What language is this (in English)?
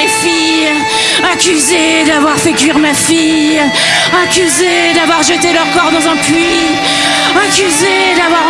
French